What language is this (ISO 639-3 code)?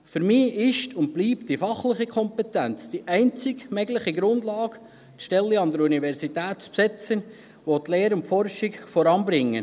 gsw